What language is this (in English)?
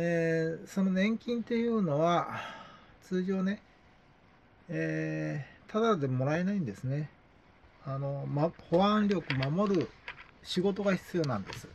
Japanese